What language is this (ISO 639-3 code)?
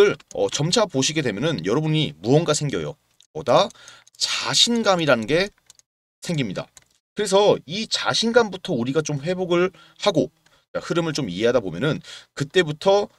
kor